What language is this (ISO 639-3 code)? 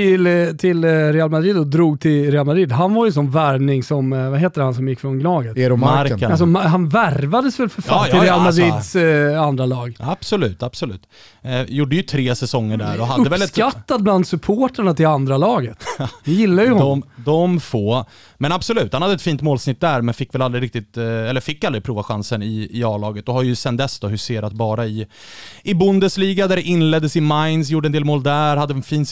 swe